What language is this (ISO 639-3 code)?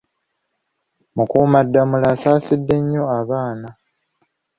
lug